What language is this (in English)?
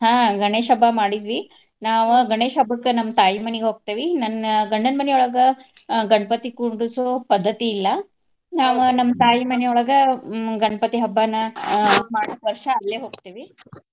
Kannada